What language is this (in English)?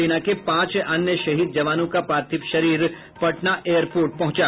Hindi